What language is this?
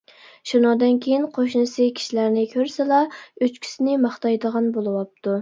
Uyghur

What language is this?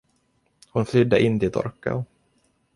Swedish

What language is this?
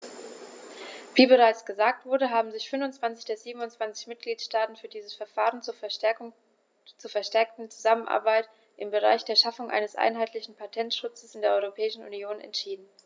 German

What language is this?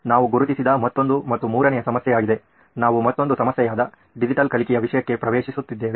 Kannada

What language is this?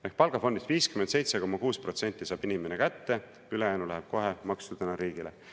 Estonian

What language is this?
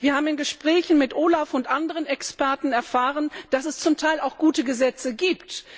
German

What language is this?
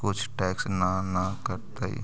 Magahi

